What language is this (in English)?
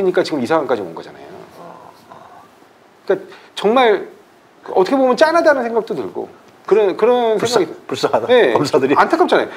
Korean